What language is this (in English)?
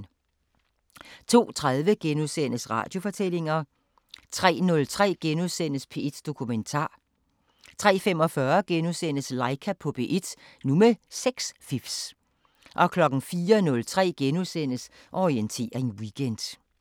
Danish